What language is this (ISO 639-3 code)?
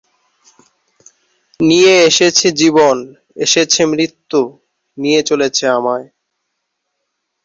ben